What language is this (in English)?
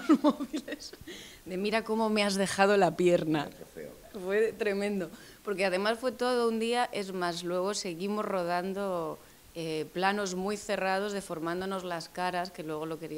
Spanish